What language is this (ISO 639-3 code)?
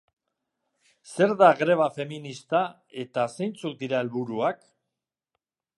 eus